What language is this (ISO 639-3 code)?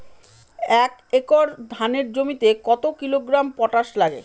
ben